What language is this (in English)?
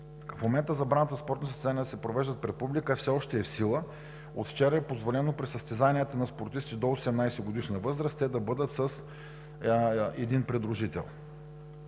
Bulgarian